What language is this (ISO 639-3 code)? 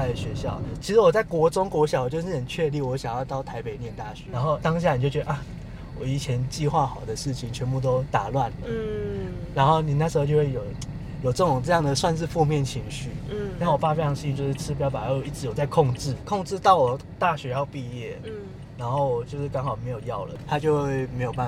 zho